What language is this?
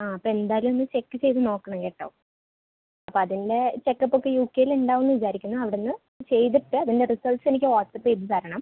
Malayalam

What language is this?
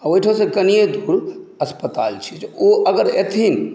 Maithili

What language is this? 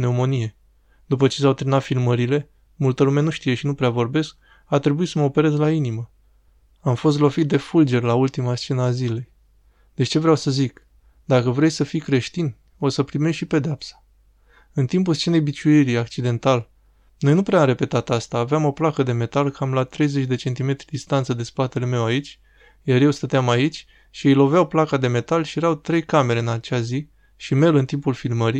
Romanian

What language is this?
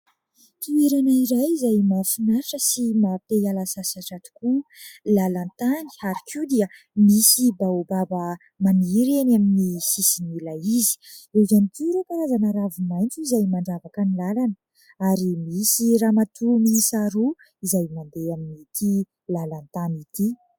Malagasy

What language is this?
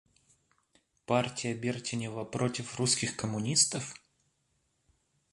Russian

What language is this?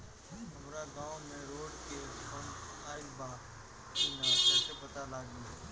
Bhojpuri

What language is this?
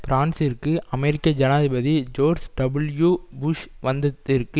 Tamil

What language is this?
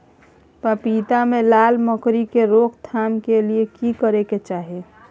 Maithili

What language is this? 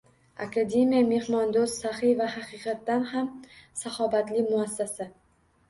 Uzbek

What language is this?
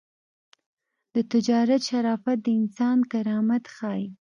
Pashto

